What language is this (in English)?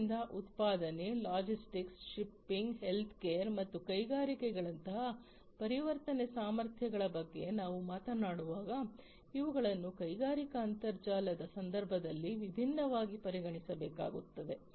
Kannada